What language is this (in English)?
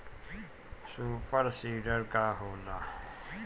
Bhojpuri